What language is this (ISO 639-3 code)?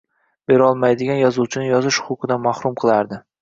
uzb